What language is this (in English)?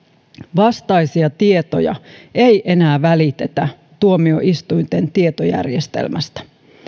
Finnish